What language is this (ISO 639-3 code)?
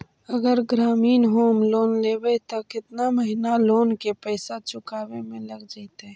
mag